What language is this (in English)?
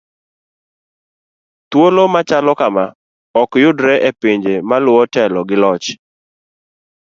Luo (Kenya and Tanzania)